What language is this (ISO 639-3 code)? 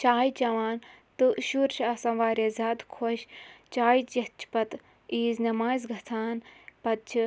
kas